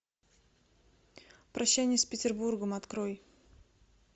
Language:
Russian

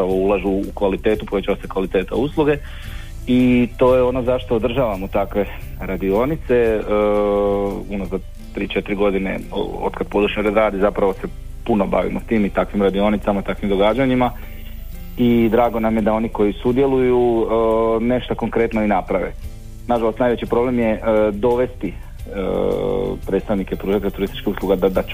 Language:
Croatian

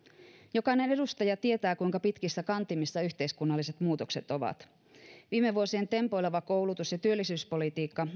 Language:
Finnish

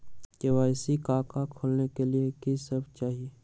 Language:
Magahi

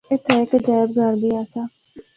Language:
Northern Hindko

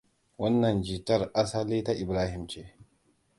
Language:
Hausa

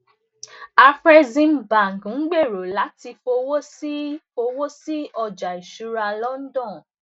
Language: Yoruba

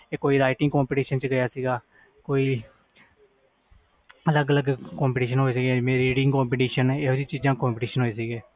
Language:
Punjabi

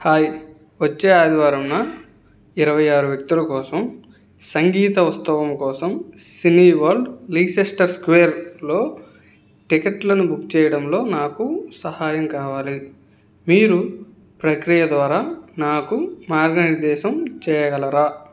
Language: Telugu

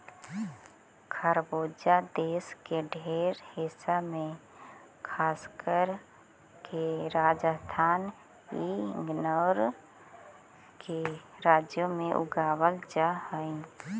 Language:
Magahi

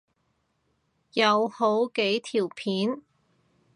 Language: Cantonese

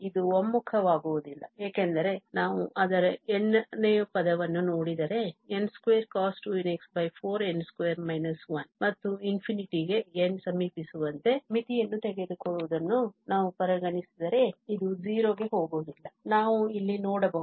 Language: Kannada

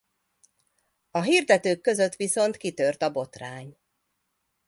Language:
Hungarian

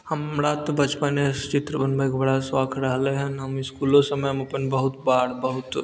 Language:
Maithili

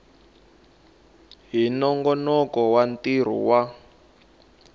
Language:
Tsonga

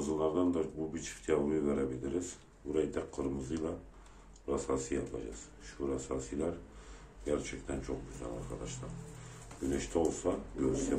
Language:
Turkish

